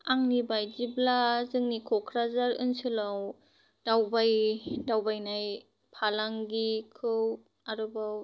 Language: Bodo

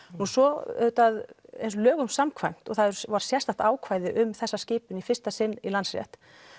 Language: Icelandic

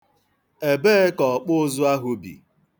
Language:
Igbo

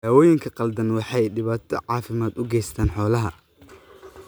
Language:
Somali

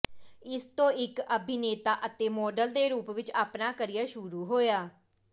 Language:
Punjabi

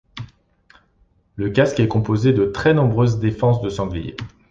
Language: French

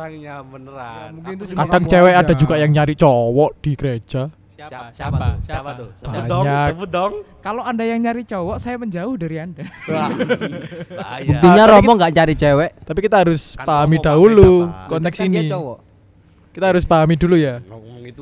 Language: Indonesian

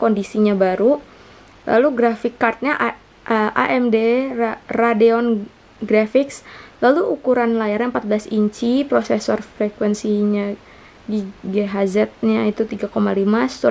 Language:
Indonesian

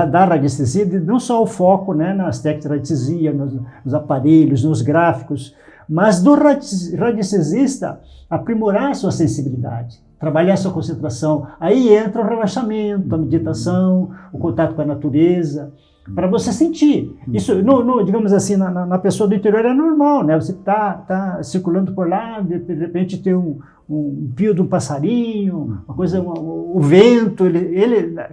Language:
Portuguese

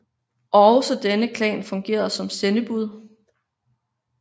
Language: Danish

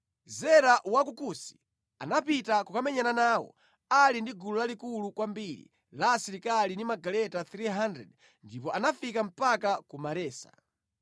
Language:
Nyanja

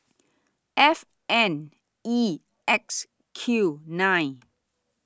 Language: English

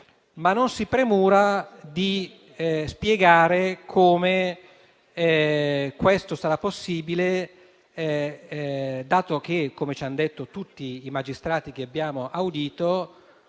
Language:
Italian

